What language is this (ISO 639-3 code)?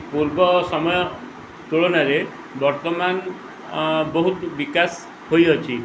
ori